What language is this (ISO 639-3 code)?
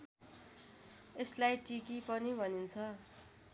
nep